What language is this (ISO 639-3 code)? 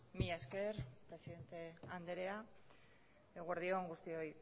eus